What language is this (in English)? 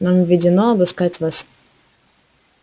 Russian